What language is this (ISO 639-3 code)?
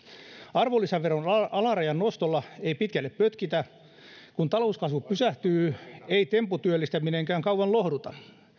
fin